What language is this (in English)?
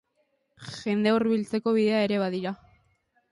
Basque